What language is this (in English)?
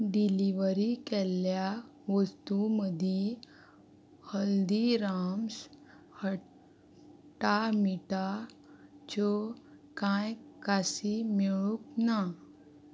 Konkani